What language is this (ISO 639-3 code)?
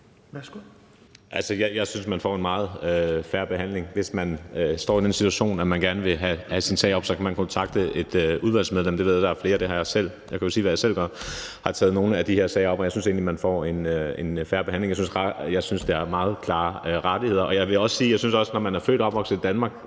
dan